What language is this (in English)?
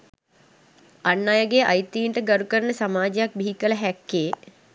Sinhala